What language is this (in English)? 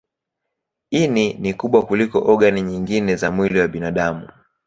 Swahili